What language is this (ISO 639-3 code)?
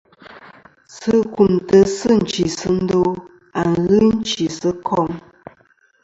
bkm